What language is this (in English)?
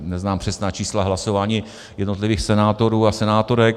Czech